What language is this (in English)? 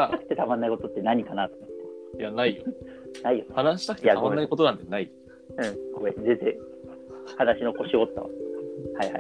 Japanese